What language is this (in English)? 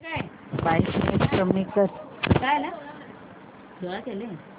Marathi